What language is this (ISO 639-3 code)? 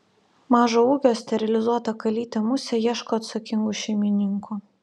lit